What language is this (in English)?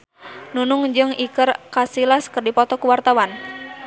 Sundanese